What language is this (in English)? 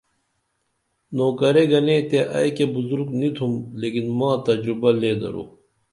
Dameli